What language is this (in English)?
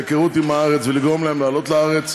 Hebrew